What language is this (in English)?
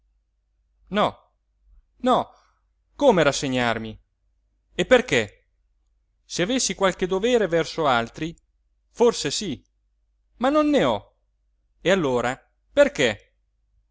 Italian